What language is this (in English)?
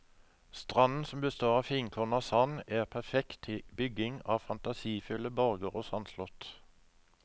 Norwegian